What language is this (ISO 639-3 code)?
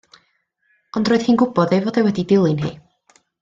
cym